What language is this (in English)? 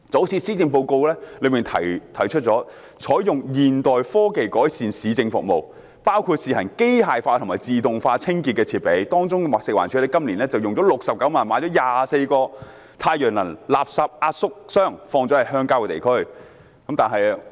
Cantonese